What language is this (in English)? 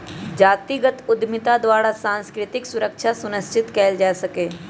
Magahi